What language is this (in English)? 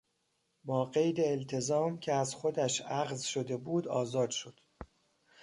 Persian